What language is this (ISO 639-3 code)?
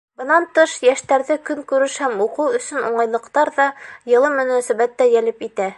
bak